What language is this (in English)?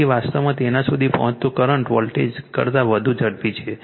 Gujarati